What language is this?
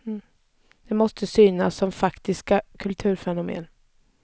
Swedish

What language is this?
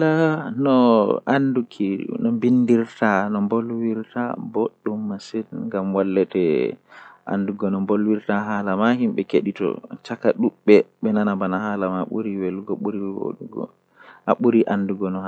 Western Niger Fulfulde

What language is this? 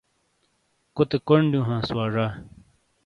Shina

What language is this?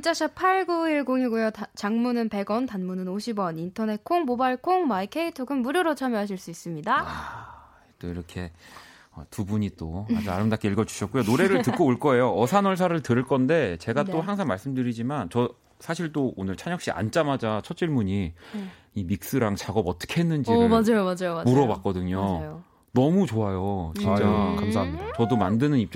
Korean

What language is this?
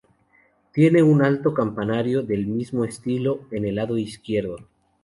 Spanish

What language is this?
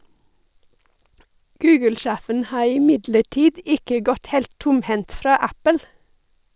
Norwegian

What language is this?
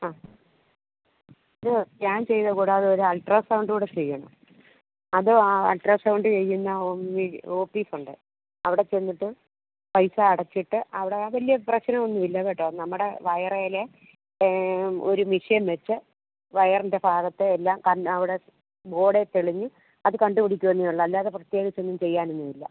Malayalam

